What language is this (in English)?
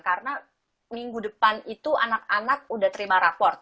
Indonesian